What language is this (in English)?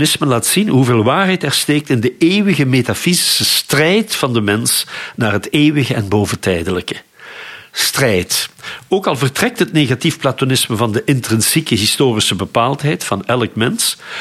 Dutch